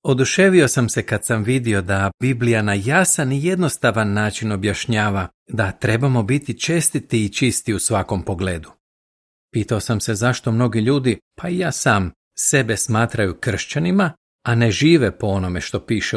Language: Croatian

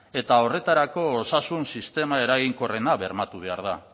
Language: Basque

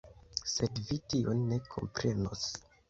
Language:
Esperanto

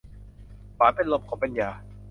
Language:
Thai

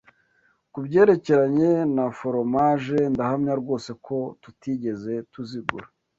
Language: Kinyarwanda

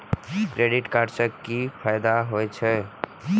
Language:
Maithili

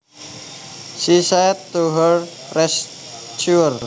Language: Javanese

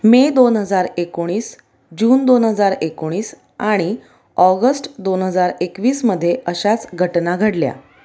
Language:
Marathi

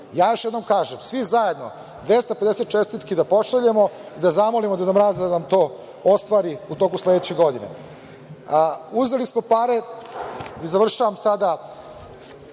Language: Serbian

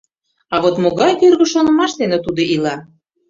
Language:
Mari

